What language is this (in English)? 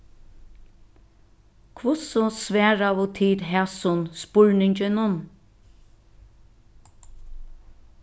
Faroese